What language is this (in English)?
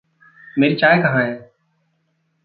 Hindi